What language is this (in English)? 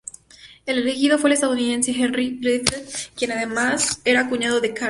Spanish